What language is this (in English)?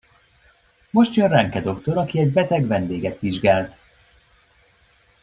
Hungarian